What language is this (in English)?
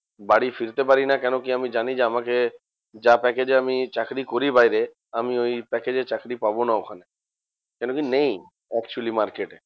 Bangla